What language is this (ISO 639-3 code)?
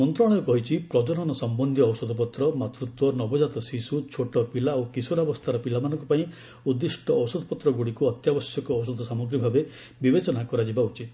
ori